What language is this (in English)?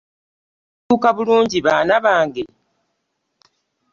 Ganda